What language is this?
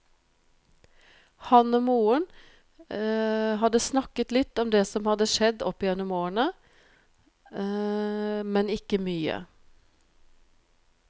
Norwegian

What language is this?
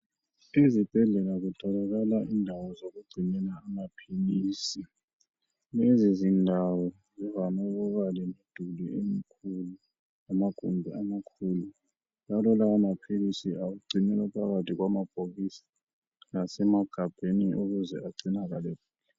North Ndebele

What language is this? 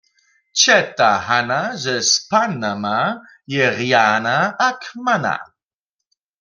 Upper Sorbian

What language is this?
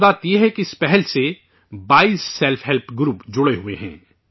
Urdu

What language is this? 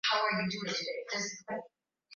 Swahili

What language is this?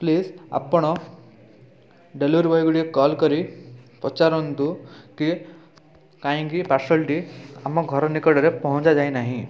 Odia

